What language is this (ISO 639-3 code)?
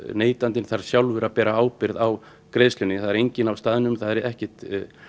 isl